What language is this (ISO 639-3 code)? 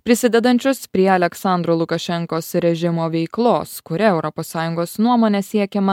lit